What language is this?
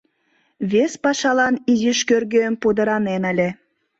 Mari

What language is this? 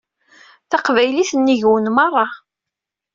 Kabyle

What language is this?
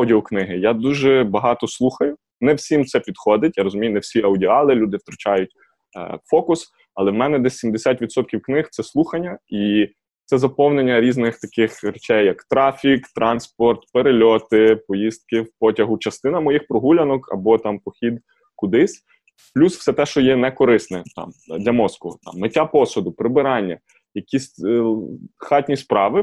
Ukrainian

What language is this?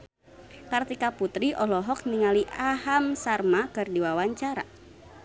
Sundanese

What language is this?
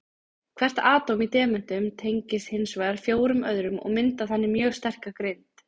Icelandic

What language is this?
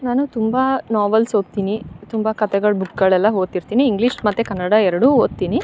Kannada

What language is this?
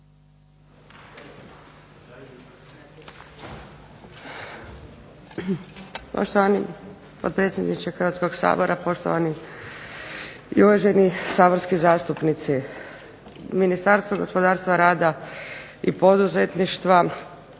Croatian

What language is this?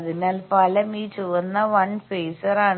Malayalam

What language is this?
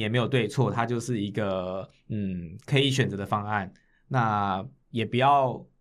Chinese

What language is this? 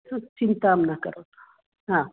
Sanskrit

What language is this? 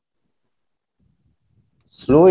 Bangla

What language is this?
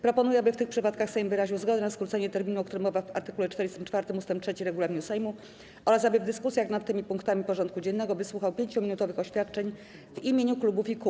Polish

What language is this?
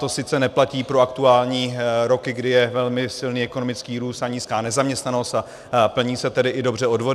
Czech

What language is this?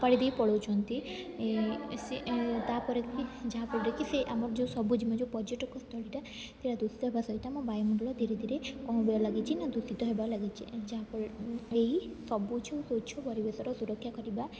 Odia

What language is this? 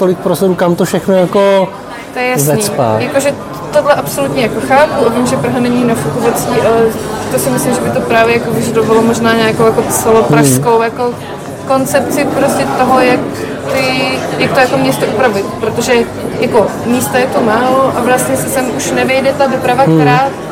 Czech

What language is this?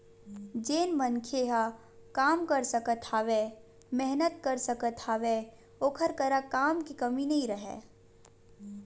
Chhattisgarhi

